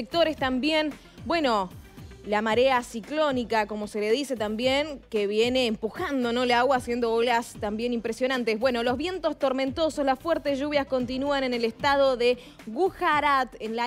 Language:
Spanish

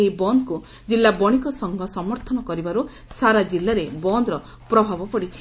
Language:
Odia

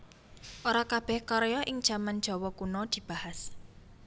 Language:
Javanese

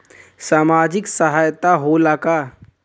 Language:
Bhojpuri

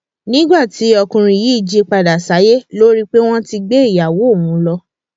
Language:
Yoruba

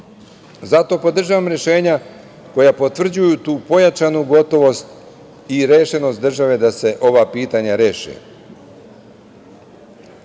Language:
Serbian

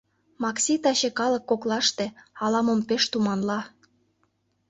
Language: Mari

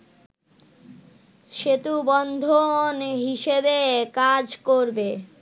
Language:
Bangla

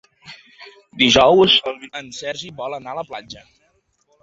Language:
Catalan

